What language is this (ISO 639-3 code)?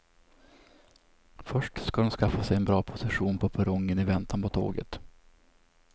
swe